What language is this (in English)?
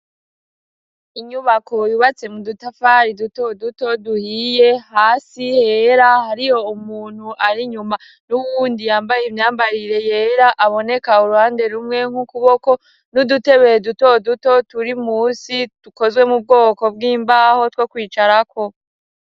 Rundi